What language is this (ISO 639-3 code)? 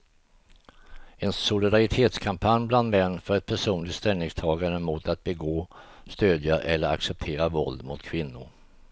swe